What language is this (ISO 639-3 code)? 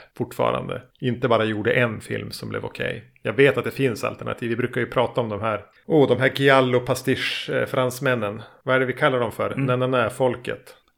swe